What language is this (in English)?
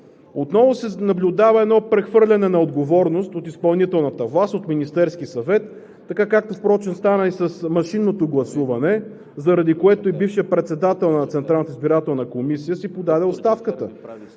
Bulgarian